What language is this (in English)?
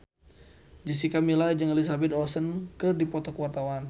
Sundanese